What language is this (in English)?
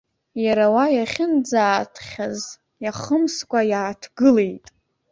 Abkhazian